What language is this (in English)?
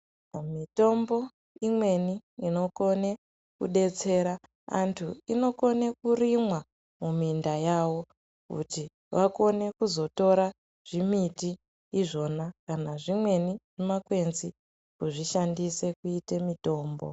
Ndau